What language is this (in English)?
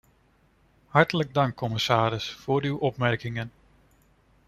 Dutch